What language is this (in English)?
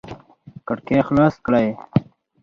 Pashto